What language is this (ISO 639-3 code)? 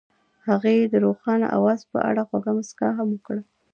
pus